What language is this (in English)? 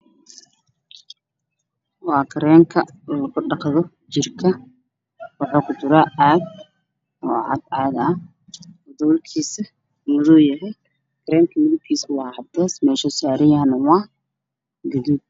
Somali